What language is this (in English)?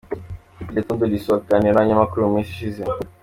Kinyarwanda